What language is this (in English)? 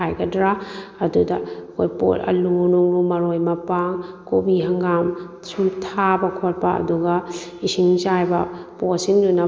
Manipuri